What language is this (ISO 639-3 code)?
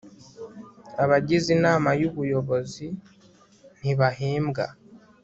kin